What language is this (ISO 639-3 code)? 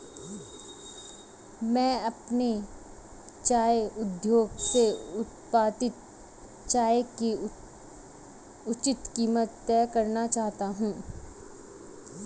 hin